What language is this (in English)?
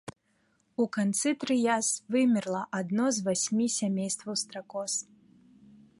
Belarusian